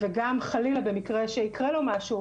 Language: Hebrew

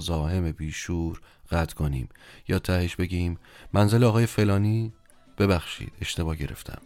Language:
Persian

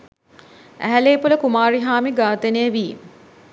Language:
Sinhala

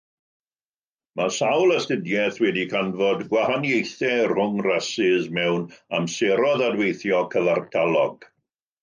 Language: Welsh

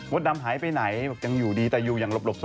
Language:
Thai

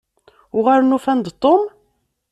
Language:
Kabyle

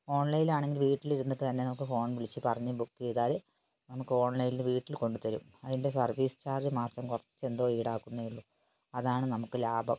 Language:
Malayalam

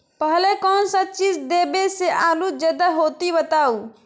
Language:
Magahi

